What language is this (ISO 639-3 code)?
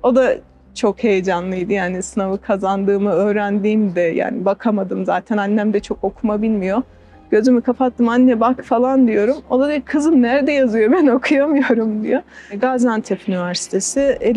tur